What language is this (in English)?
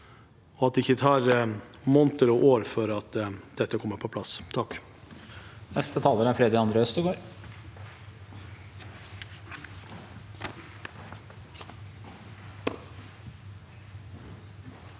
Norwegian